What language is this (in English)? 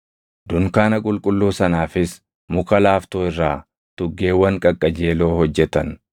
Oromo